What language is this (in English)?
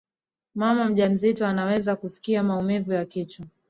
Swahili